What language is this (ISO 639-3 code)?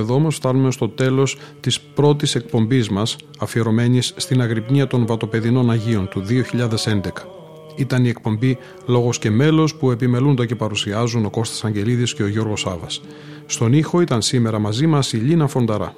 ell